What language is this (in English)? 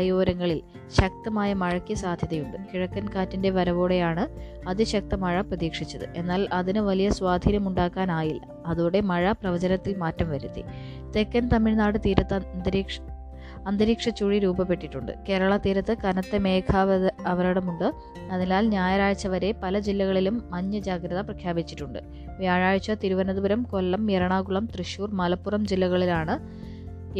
Malayalam